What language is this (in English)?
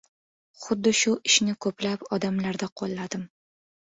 Uzbek